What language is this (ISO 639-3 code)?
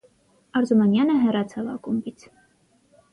hye